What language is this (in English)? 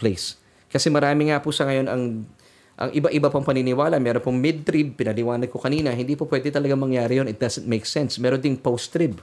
Filipino